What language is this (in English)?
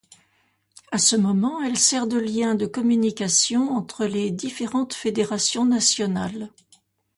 French